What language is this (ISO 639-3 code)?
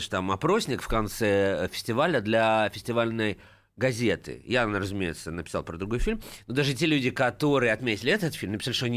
rus